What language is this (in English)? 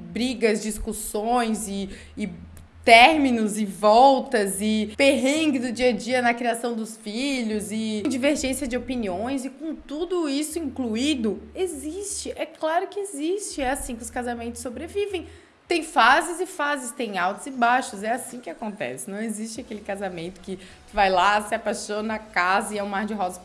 Portuguese